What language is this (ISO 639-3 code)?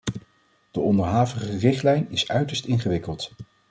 nld